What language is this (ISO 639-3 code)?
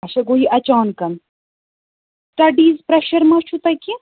kas